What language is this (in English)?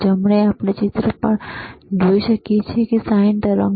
Gujarati